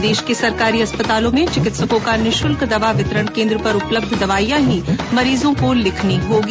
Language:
Hindi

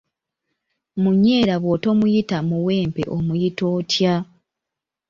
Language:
Ganda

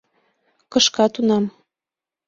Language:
Mari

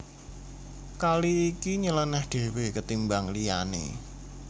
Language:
Javanese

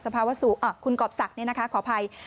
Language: Thai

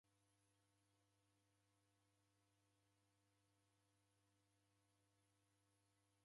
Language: Taita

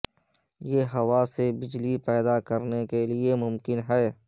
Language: Urdu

